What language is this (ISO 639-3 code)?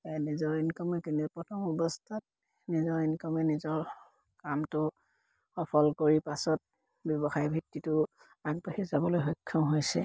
asm